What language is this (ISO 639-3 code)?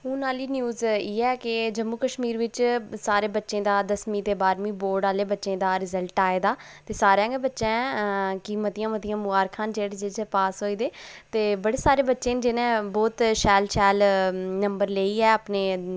doi